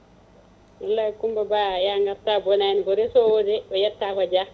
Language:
Fula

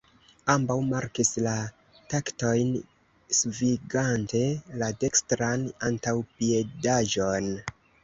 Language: Esperanto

